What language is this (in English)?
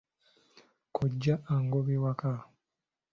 Ganda